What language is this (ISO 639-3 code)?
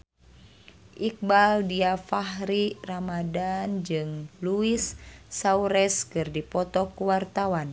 sun